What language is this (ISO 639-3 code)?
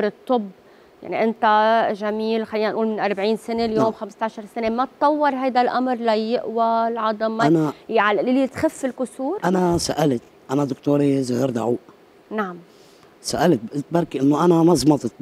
ara